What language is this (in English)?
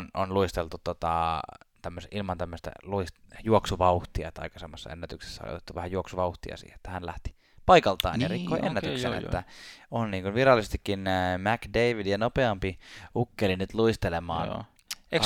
Finnish